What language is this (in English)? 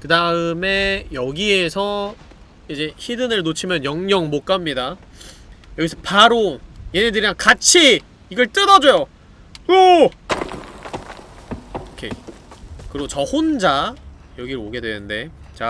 Korean